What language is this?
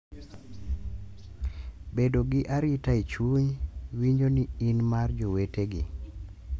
Luo (Kenya and Tanzania)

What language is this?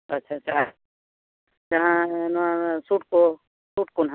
Santali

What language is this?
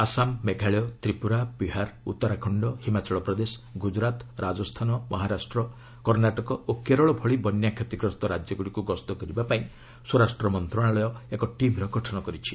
Odia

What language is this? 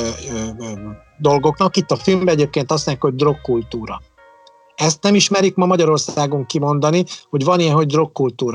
Hungarian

